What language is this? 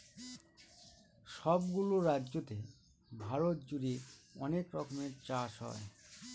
Bangla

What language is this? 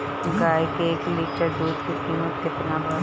Bhojpuri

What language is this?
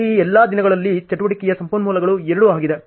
Kannada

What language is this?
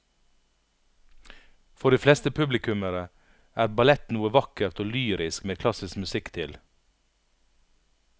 Norwegian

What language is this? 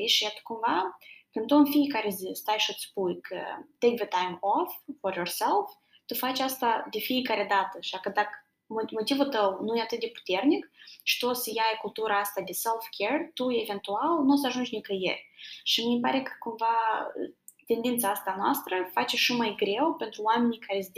Romanian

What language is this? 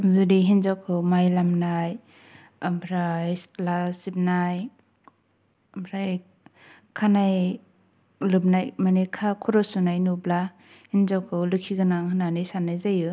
Bodo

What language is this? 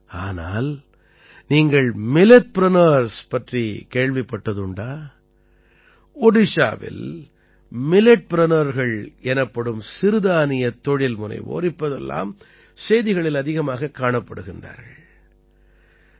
Tamil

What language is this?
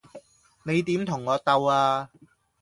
Cantonese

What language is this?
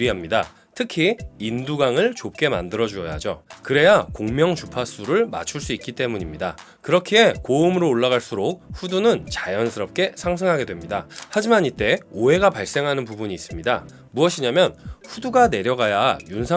Korean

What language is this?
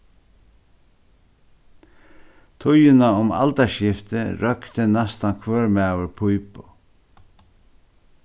Faroese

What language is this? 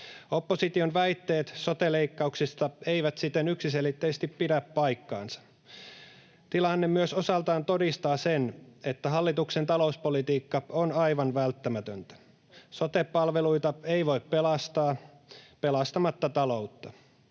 Finnish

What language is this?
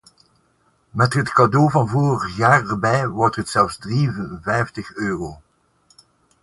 Dutch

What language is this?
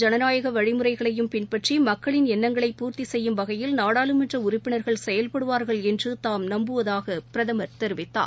Tamil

